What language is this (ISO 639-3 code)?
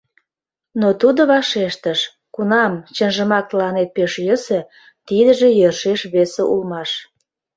chm